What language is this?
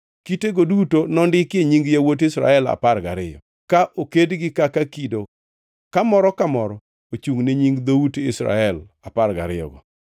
Luo (Kenya and Tanzania)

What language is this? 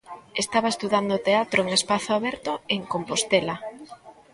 Galician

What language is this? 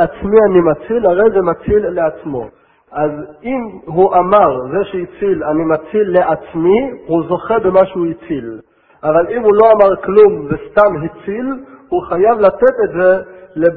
Hebrew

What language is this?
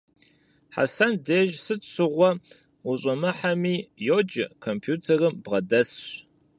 Kabardian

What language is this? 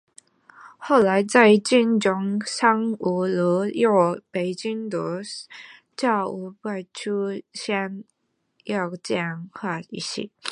Chinese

